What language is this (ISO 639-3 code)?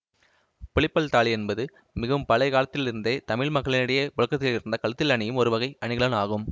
tam